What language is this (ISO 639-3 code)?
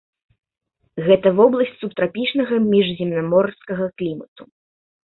bel